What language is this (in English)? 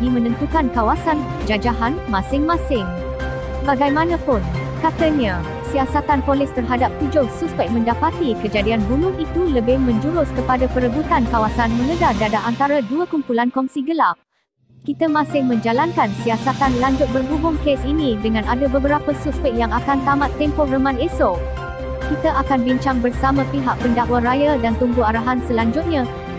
Malay